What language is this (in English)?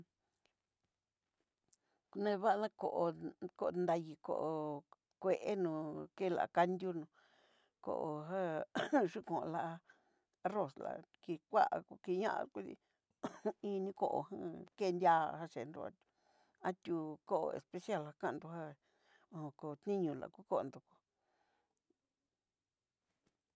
Southeastern Nochixtlán Mixtec